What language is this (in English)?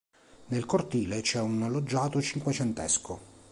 Italian